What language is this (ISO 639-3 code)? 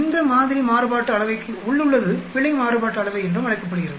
tam